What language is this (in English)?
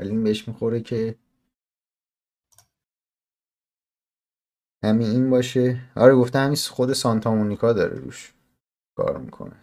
Persian